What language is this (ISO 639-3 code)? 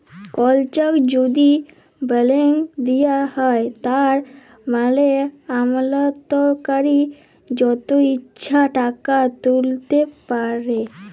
ben